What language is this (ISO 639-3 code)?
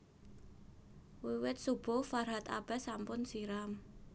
jav